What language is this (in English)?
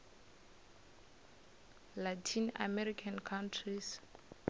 Northern Sotho